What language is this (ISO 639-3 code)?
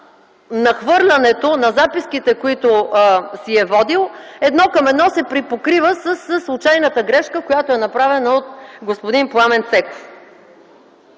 bul